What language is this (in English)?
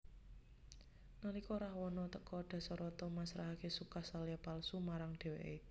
Javanese